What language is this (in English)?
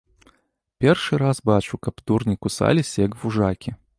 Belarusian